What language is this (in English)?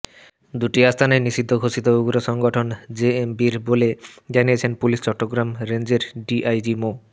Bangla